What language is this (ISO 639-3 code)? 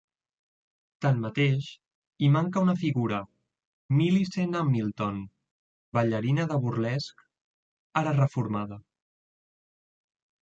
cat